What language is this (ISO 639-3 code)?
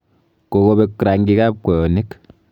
kln